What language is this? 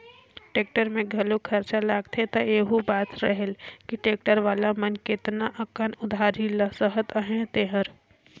Chhattisgarhi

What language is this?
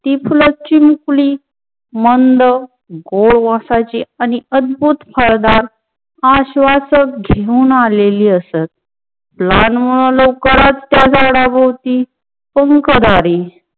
Marathi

